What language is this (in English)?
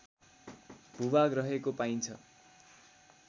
Nepali